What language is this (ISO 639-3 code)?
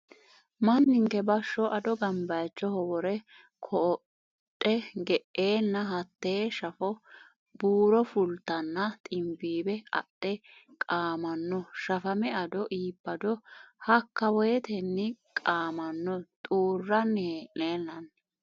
sid